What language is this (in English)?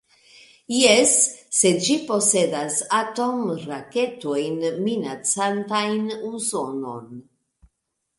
Esperanto